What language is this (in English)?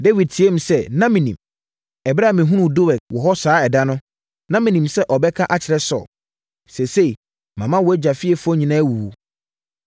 Akan